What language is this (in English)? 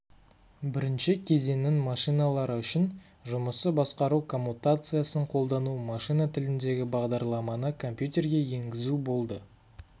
Kazakh